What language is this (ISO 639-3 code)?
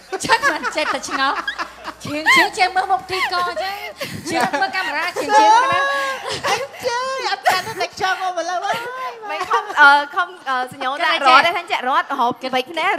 tha